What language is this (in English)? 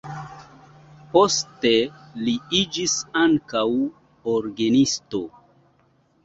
Esperanto